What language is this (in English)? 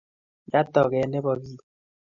Kalenjin